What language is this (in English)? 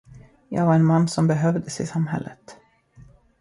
Swedish